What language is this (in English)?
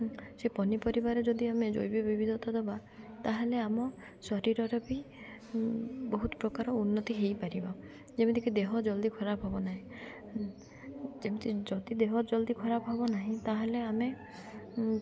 Odia